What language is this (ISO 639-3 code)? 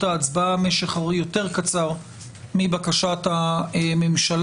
heb